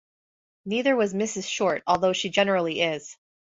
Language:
English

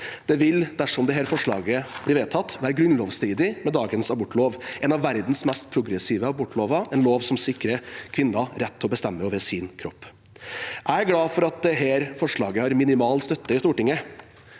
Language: Norwegian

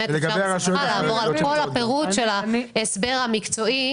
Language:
Hebrew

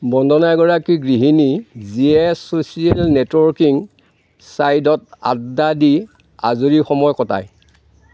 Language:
Assamese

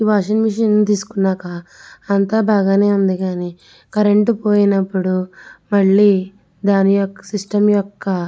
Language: Telugu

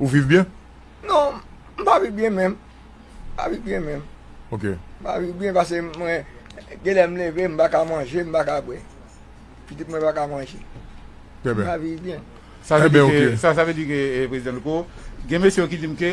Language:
French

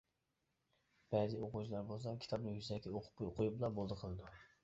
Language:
Uyghur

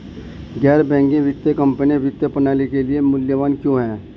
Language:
Hindi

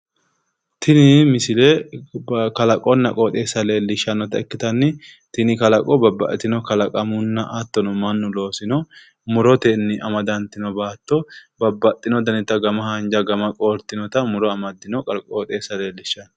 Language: Sidamo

